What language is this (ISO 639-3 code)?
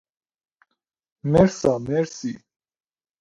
fas